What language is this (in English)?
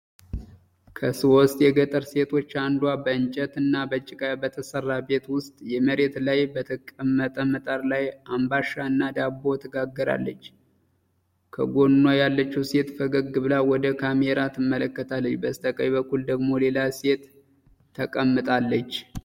Amharic